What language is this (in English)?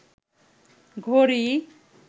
Bangla